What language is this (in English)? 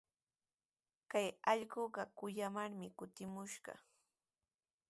Sihuas Ancash Quechua